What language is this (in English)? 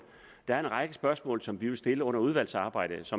Danish